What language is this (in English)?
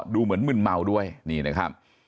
Thai